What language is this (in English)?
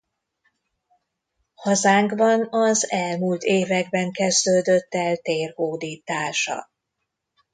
Hungarian